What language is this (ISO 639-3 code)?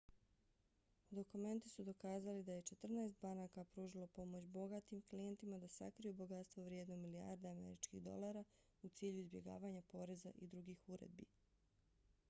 bos